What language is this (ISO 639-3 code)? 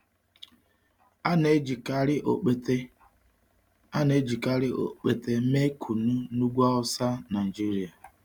ibo